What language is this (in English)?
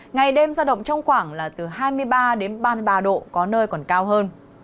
Vietnamese